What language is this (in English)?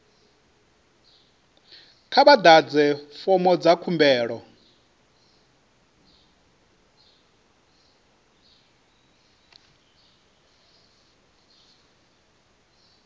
Venda